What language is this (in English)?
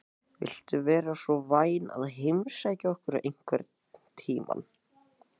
Icelandic